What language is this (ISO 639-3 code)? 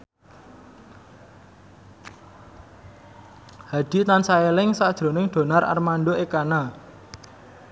jav